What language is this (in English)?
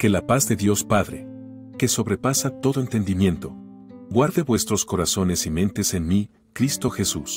Spanish